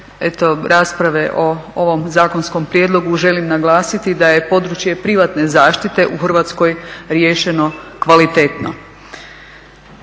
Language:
Croatian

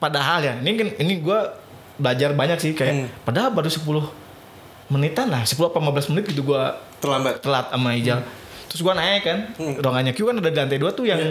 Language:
Indonesian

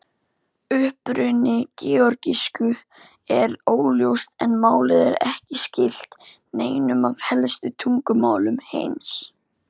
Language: Icelandic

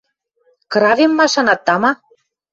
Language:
Western Mari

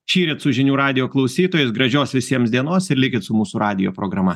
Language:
Lithuanian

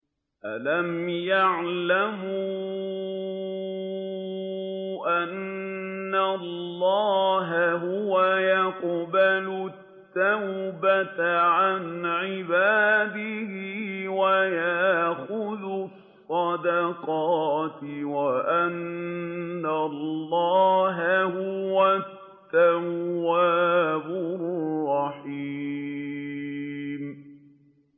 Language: Arabic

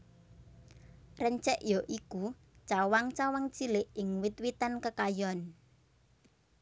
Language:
Javanese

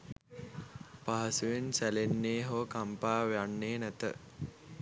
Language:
Sinhala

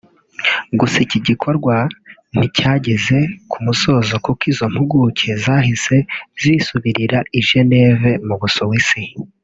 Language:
Kinyarwanda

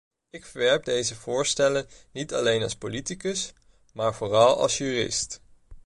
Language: Dutch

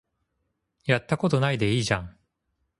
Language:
Japanese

